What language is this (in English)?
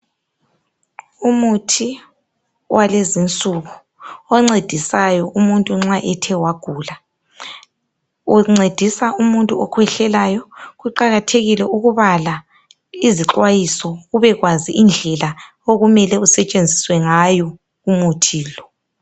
North Ndebele